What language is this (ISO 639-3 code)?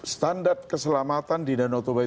ind